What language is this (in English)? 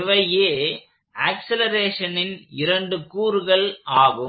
Tamil